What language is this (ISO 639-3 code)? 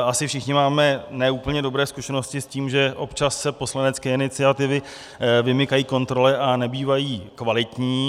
ces